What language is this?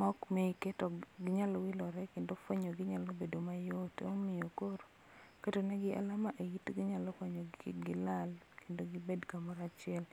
Luo (Kenya and Tanzania)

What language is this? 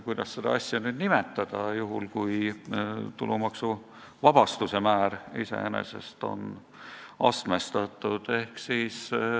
Estonian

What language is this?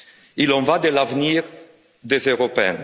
French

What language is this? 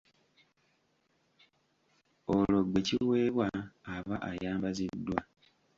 Ganda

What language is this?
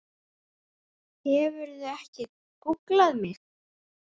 Icelandic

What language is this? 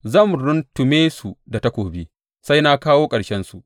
Hausa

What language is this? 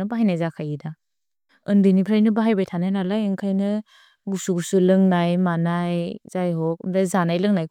Bodo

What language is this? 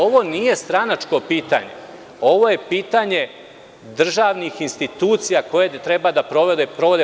Serbian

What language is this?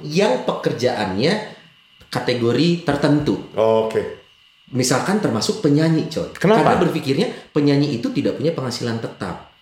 Indonesian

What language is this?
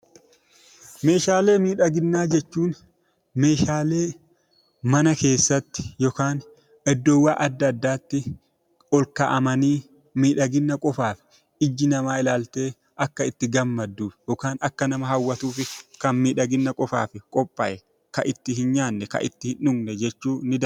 Oromo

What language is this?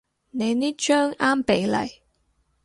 Cantonese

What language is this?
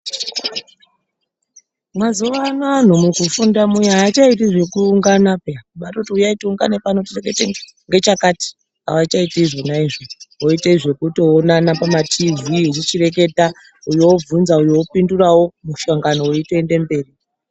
Ndau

